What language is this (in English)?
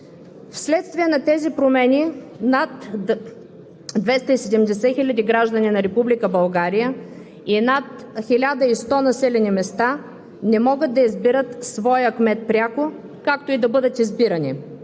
Bulgarian